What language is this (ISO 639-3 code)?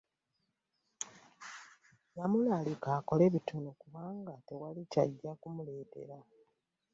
lug